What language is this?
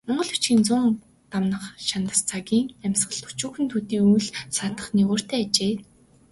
Mongolian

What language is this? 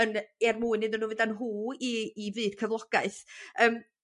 Welsh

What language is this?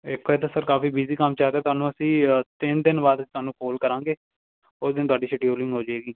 Punjabi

